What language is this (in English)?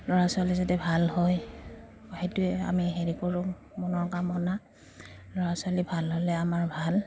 Assamese